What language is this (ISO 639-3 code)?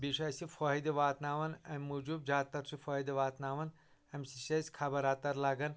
kas